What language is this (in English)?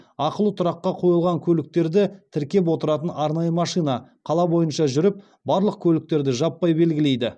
Kazakh